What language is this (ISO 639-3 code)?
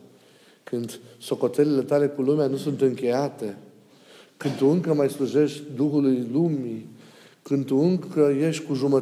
ron